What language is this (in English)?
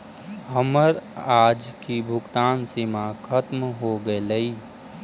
Magahi